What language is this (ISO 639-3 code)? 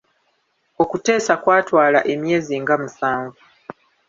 lug